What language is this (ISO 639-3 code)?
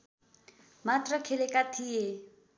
nep